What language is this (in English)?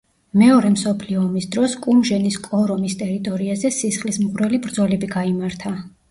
Georgian